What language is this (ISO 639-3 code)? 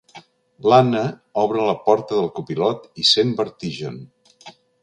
cat